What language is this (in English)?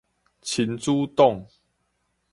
Min Nan Chinese